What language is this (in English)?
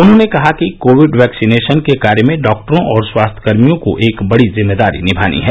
Hindi